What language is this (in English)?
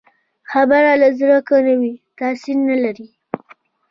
Pashto